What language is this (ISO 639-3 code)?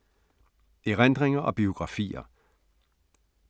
dan